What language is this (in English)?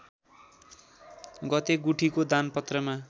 Nepali